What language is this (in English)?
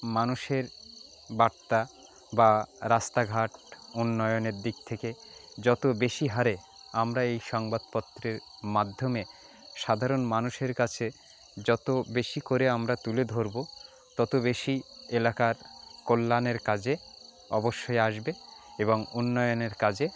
Bangla